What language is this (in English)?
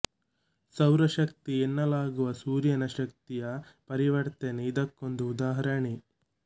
Kannada